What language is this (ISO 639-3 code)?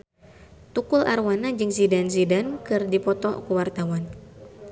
sun